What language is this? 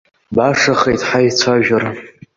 Abkhazian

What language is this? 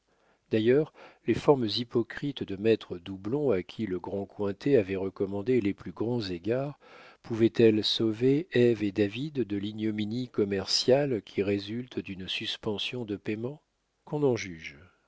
French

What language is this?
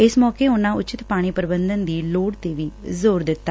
Punjabi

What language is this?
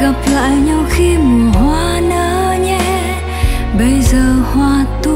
Vietnamese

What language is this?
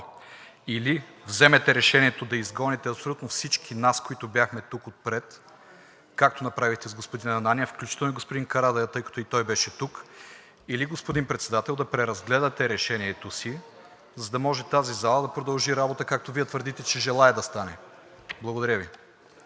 Bulgarian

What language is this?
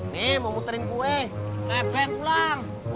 Indonesian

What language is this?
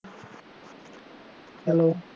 Punjabi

